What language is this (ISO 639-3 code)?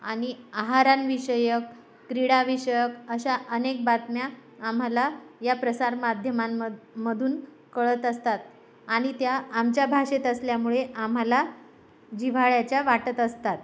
mar